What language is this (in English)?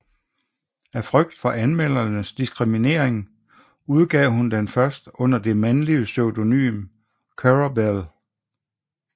Danish